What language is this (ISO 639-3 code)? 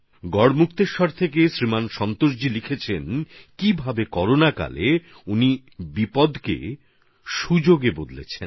ben